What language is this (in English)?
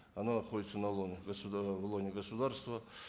Kazakh